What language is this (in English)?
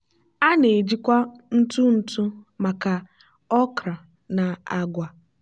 Igbo